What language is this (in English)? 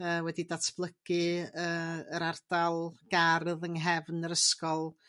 Welsh